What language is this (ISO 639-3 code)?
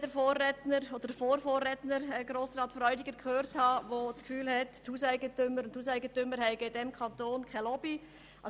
gsw